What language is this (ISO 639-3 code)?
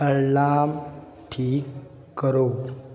hin